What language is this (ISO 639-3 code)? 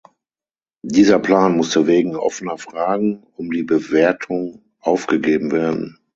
deu